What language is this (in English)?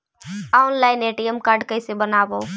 Magahi